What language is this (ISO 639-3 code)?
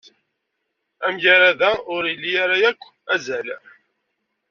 kab